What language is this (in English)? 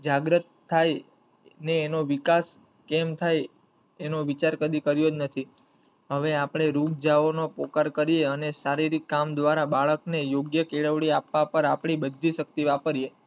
Gujarati